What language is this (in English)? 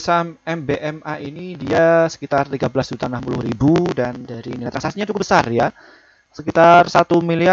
Indonesian